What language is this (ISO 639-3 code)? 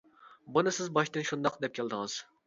uig